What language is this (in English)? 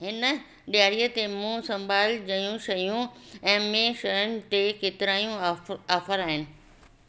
Sindhi